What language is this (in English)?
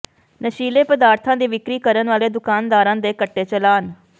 Punjabi